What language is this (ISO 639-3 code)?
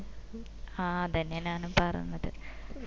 mal